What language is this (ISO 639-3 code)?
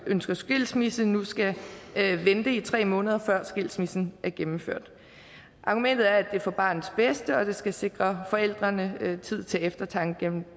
dan